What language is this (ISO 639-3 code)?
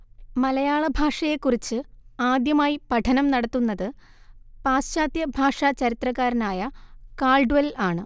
mal